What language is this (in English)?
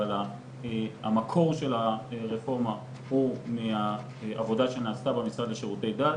Hebrew